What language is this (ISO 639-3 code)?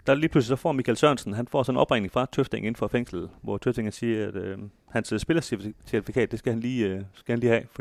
dan